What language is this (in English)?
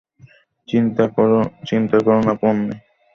Bangla